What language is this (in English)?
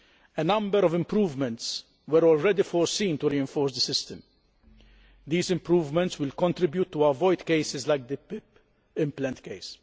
English